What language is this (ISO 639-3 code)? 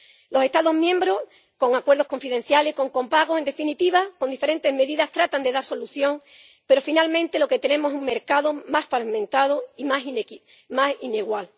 spa